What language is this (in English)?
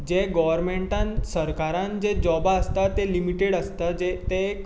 Konkani